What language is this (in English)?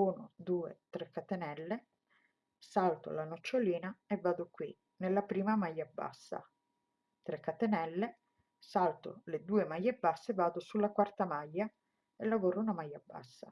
Italian